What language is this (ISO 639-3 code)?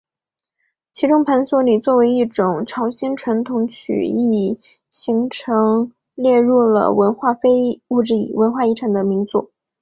zho